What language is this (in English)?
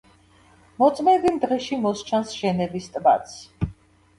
Georgian